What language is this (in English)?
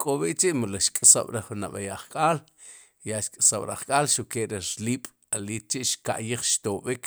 Sipacapense